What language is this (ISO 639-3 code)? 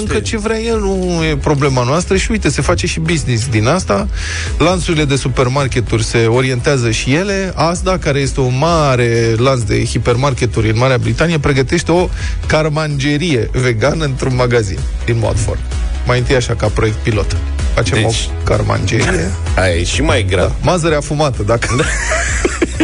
ron